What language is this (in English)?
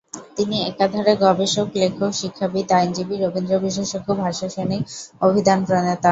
Bangla